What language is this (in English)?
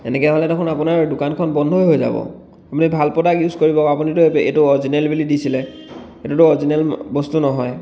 Assamese